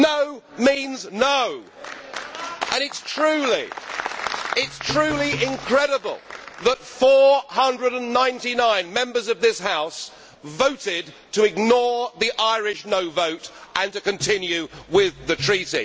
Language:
English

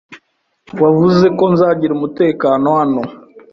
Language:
Kinyarwanda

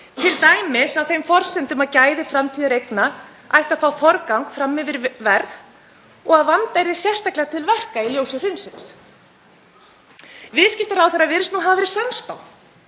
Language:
Icelandic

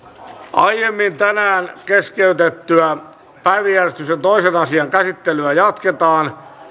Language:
Finnish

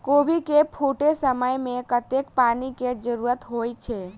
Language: Maithili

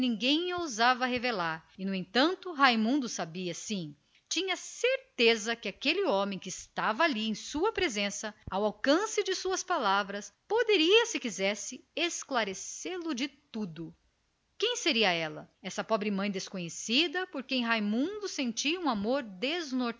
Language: Portuguese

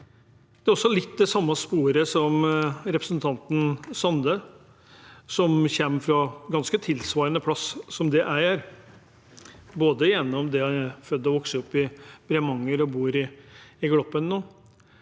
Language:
Norwegian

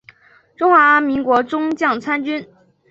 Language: Chinese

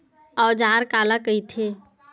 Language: Chhattisgarhi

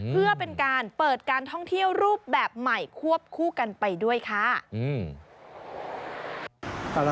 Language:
Thai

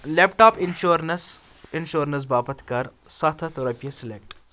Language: Kashmiri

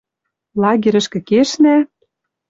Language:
Western Mari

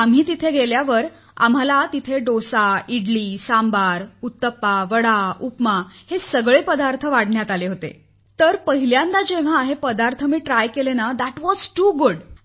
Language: Marathi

